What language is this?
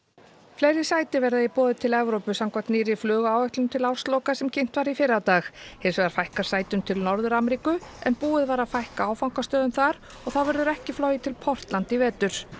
Icelandic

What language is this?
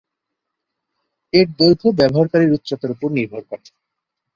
Bangla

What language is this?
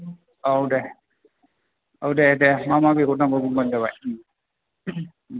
Bodo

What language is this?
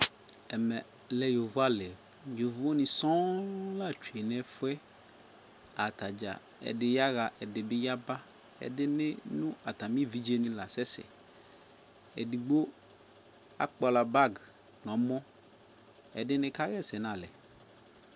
Ikposo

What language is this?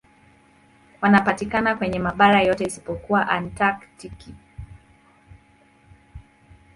Swahili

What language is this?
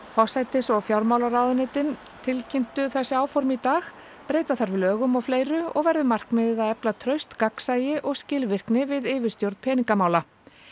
Icelandic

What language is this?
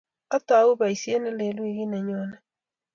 Kalenjin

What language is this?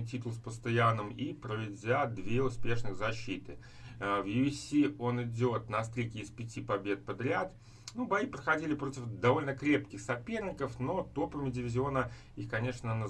Russian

